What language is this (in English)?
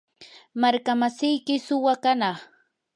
Yanahuanca Pasco Quechua